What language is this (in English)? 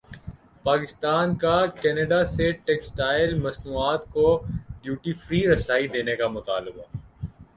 Urdu